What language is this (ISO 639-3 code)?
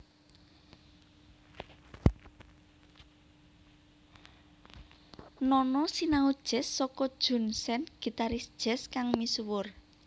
jav